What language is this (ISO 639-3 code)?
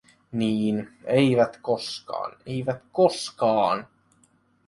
fin